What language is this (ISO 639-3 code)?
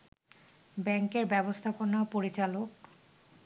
ben